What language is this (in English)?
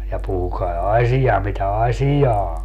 Finnish